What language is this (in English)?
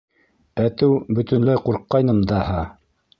Bashkir